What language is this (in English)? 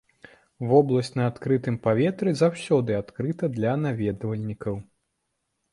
Belarusian